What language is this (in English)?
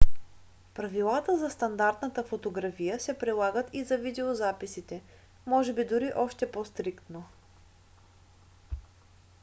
Bulgarian